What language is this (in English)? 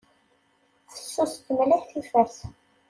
Kabyle